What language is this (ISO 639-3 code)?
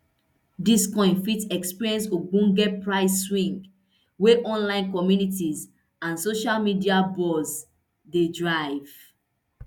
pcm